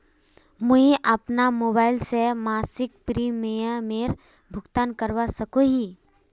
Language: Magahi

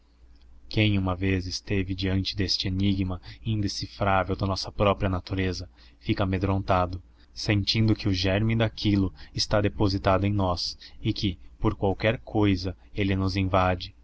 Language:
Portuguese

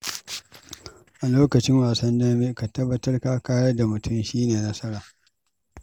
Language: Hausa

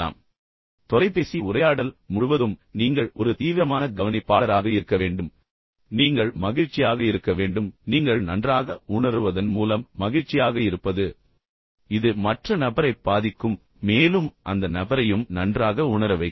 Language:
Tamil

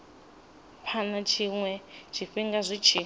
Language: Venda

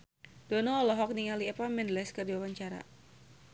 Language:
Sundanese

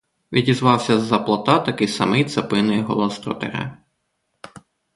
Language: Ukrainian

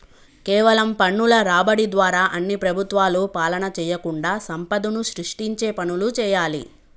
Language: Telugu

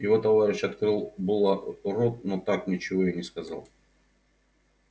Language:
Russian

